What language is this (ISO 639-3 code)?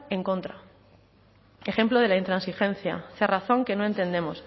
spa